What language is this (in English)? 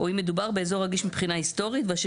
Hebrew